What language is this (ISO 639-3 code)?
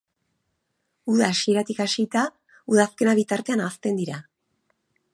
eus